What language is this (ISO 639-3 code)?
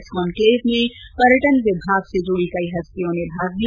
hin